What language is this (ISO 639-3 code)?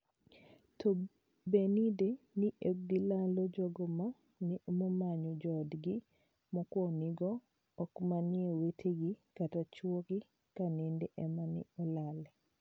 luo